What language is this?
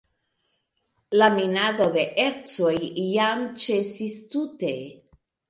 Esperanto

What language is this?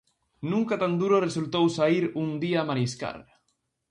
Galician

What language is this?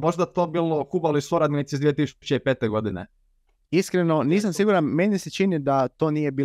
Croatian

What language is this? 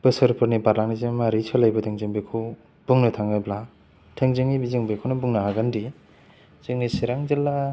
Bodo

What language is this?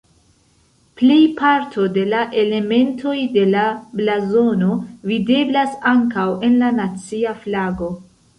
Esperanto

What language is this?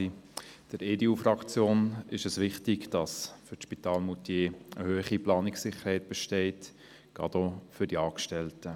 Swiss German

